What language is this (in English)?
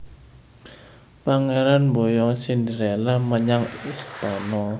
Javanese